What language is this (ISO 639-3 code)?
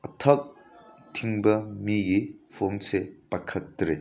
mni